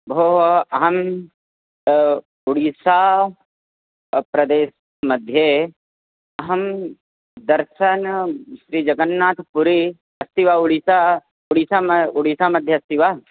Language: Sanskrit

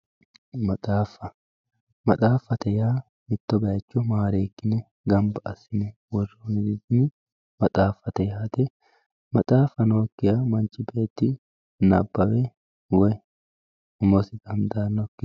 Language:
Sidamo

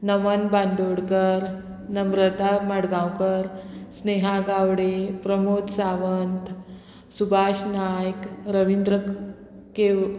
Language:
Konkani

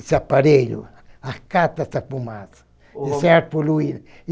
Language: Portuguese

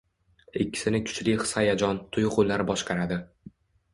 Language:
Uzbek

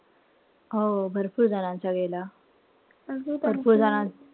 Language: Marathi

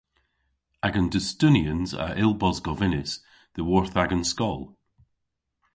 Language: Cornish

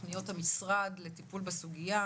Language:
Hebrew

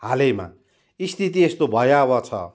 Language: Nepali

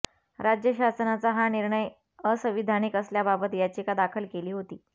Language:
Marathi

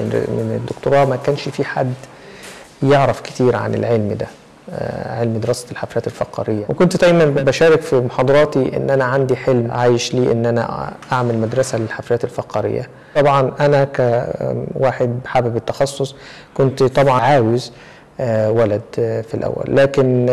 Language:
Arabic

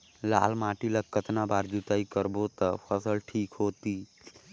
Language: Chhattisgarhi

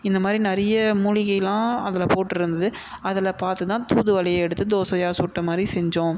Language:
Tamil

